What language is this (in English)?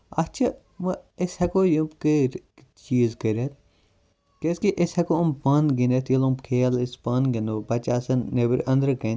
Kashmiri